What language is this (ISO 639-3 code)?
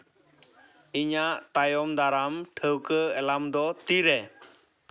sat